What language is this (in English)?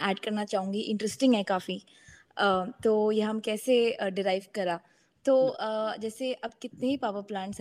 Hindi